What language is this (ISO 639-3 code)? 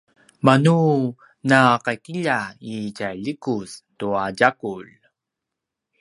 pwn